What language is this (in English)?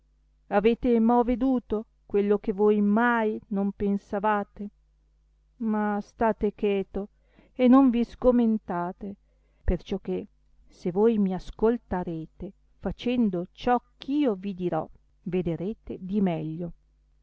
Italian